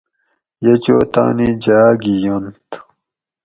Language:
Gawri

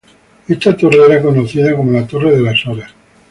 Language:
Spanish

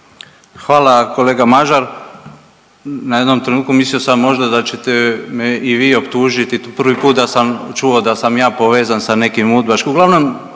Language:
Croatian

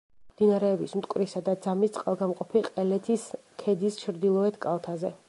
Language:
Georgian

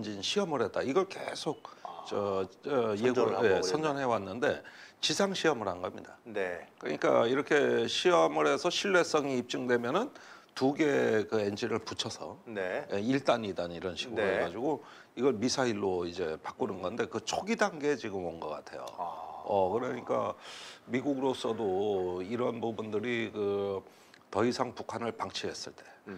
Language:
Korean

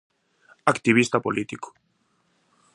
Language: Galician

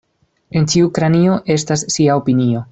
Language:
Esperanto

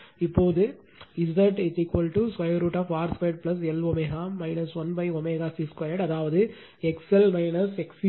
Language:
Tamil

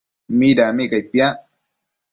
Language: Matsés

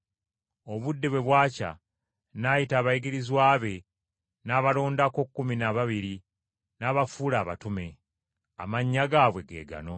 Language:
Ganda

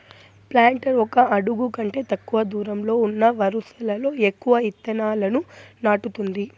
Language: Telugu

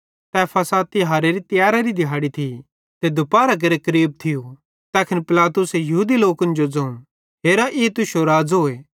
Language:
Bhadrawahi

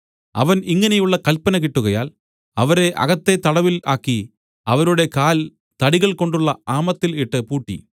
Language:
Malayalam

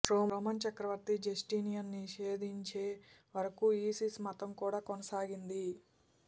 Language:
Telugu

